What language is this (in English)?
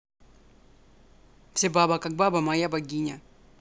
Russian